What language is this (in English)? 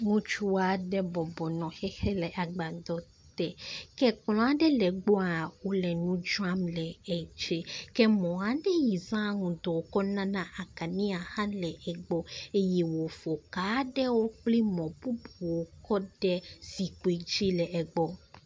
Ewe